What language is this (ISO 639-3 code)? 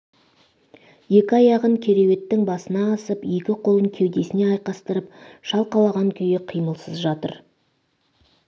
kaz